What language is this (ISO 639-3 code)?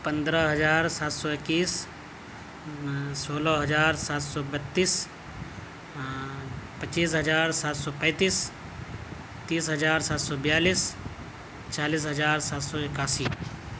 urd